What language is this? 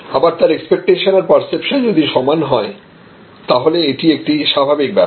Bangla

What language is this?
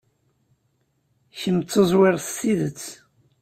Kabyle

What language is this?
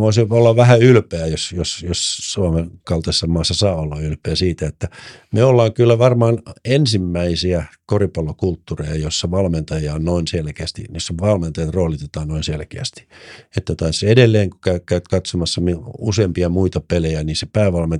Finnish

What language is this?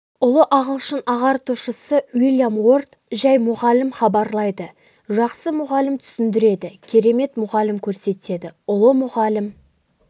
Kazakh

